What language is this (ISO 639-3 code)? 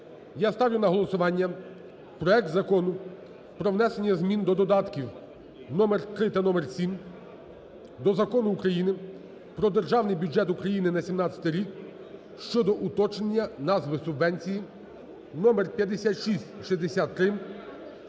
ukr